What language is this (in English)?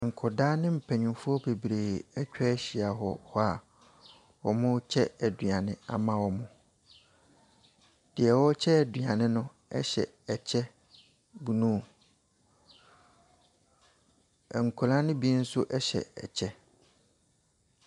Akan